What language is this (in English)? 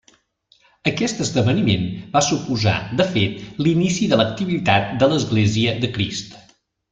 Catalan